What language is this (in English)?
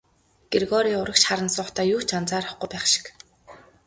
Mongolian